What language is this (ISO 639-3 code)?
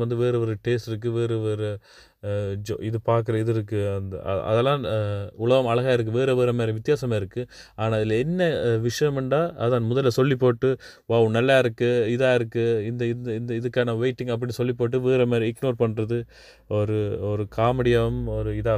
tam